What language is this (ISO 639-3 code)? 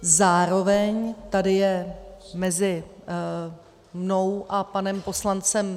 ces